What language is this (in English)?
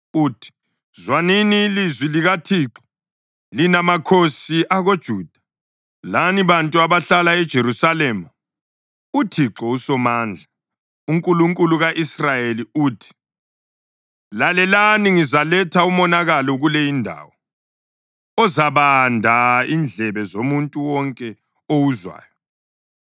North Ndebele